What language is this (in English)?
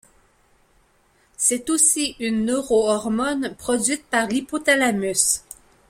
French